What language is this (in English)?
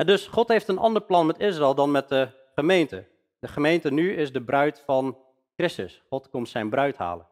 Dutch